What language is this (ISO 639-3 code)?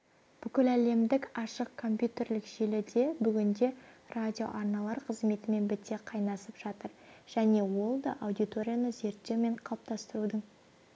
kaz